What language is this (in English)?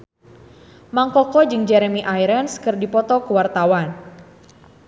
Sundanese